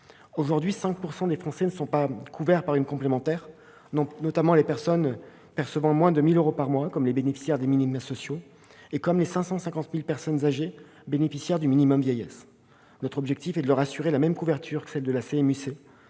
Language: French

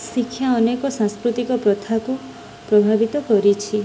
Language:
Odia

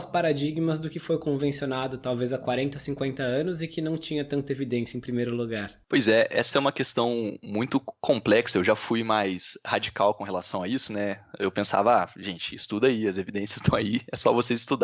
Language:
Portuguese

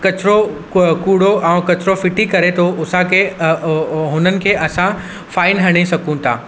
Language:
Sindhi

